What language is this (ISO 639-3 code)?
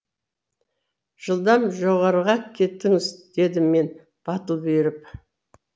kaz